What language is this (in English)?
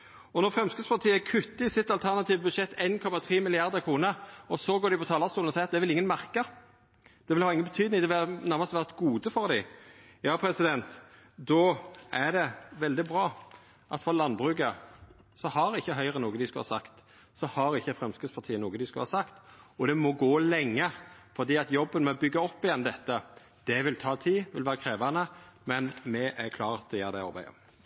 Norwegian Nynorsk